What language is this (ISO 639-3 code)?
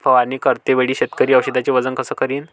mar